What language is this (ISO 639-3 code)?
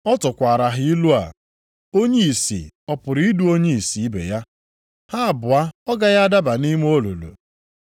ibo